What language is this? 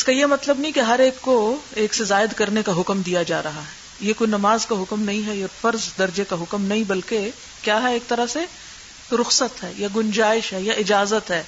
Urdu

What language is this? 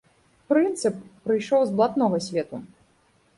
Belarusian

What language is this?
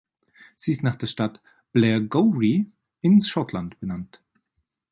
German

